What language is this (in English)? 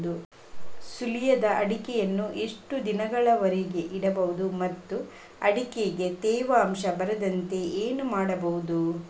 Kannada